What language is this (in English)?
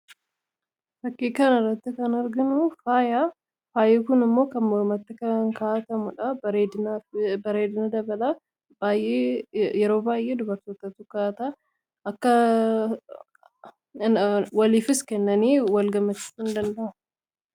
Oromo